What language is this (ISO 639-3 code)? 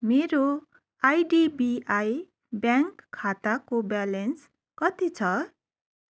nep